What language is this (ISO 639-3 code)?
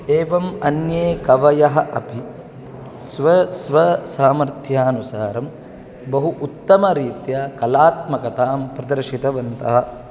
san